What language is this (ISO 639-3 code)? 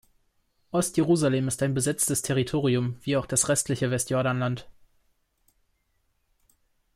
deu